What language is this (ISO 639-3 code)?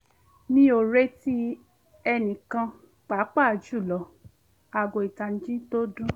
yor